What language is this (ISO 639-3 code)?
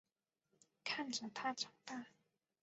zho